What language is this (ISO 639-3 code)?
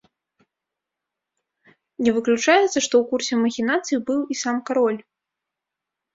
bel